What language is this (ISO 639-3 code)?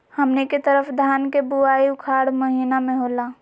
mag